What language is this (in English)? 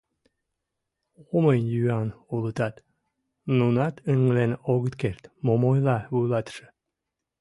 Mari